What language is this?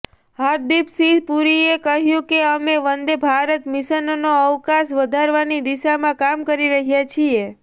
Gujarati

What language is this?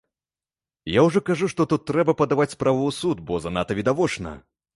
Belarusian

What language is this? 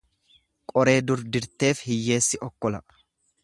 Oromo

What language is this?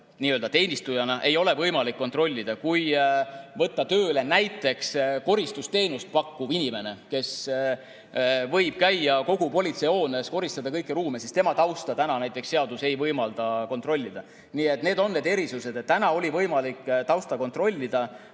Estonian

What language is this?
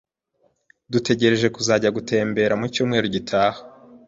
Kinyarwanda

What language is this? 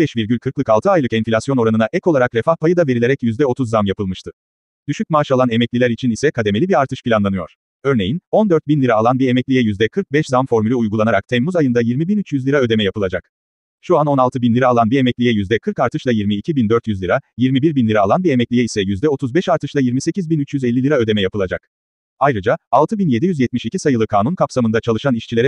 Turkish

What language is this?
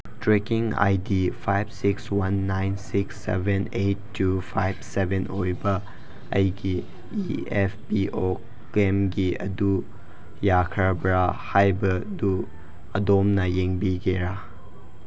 Manipuri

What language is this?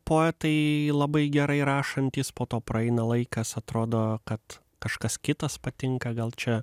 Lithuanian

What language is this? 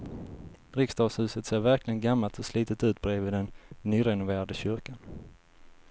Swedish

